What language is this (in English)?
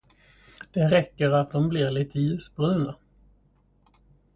Swedish